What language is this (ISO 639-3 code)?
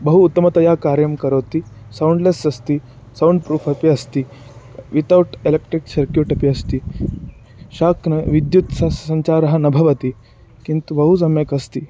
san